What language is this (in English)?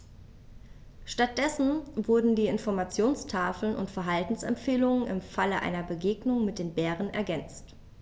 German